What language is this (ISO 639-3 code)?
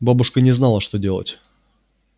rus